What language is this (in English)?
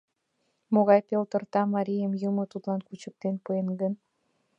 Mari